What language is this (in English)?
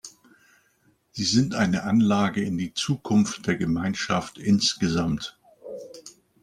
German